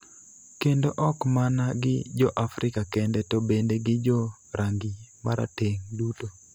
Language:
Luo (Kenya and Tanzania)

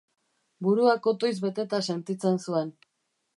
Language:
Basque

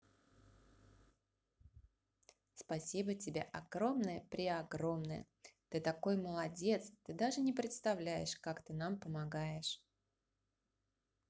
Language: Russian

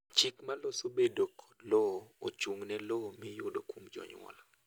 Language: Luo (Kenya and Tanzania)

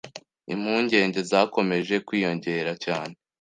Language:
Kinyarwanda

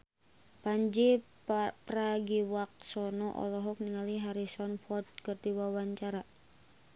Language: Sundanese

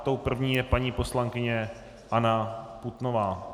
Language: Czech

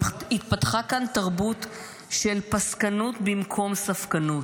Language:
Hebrew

